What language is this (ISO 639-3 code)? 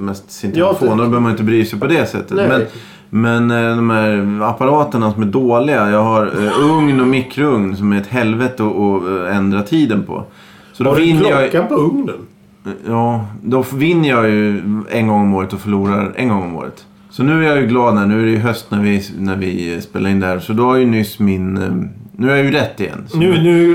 swe